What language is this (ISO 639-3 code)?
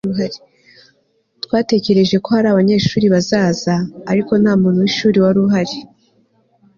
kin